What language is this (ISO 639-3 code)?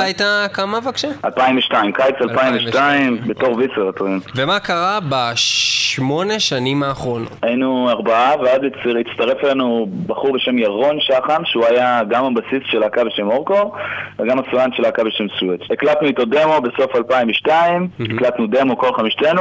heb